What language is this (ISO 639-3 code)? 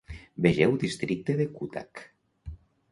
cat